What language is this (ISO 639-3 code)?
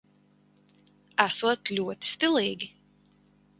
lav